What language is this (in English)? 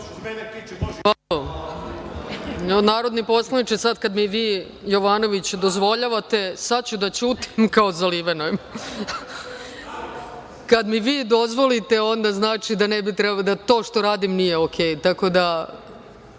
Serbian